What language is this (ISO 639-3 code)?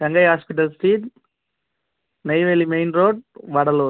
tam